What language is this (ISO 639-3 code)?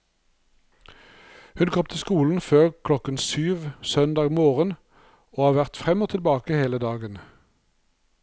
nor